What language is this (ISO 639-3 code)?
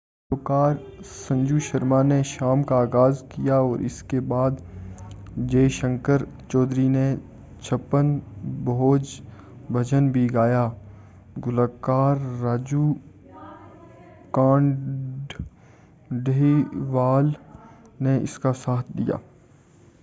urd